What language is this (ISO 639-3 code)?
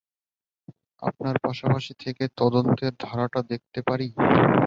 ben